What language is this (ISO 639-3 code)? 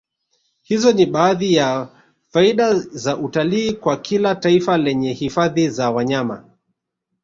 swa